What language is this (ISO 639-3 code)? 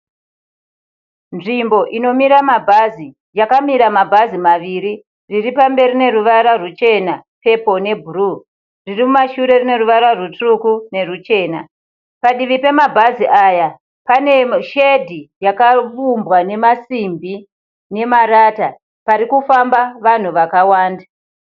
sna